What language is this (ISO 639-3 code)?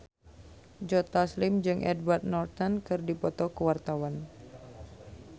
sun